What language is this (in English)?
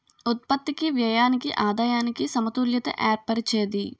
Telugu